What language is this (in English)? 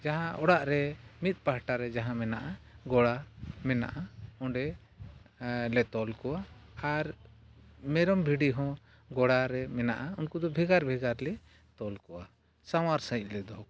Santali